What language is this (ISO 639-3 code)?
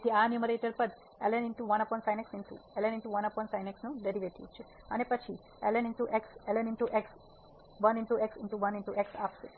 guj